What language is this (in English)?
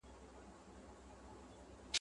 Pashto